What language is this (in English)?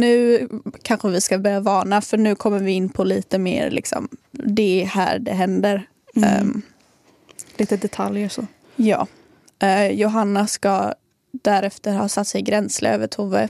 Swedish